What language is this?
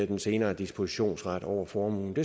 Danish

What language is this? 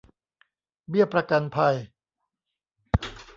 Thai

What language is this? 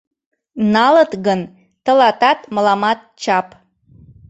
Mari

